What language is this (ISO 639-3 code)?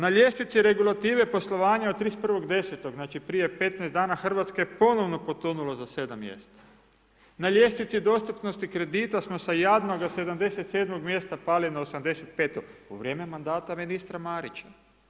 hrv